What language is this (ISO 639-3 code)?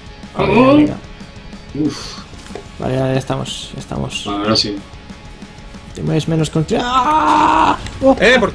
spa